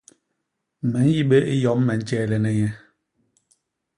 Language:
Basaa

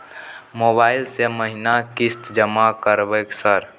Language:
Maithili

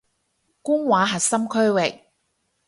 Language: Cantonese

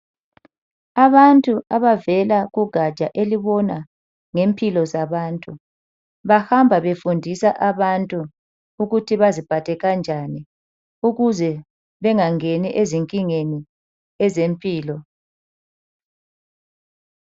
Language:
North Ndebele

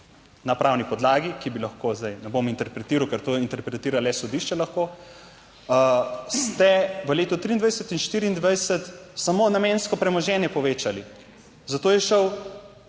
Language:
Slovenian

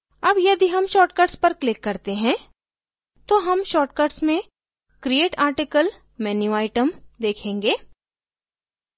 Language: Hindi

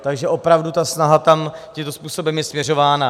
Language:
Czech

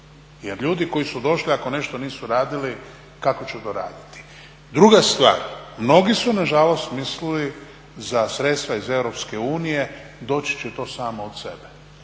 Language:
Croatian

